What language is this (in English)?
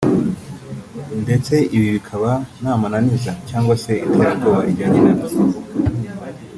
Kinyarwanda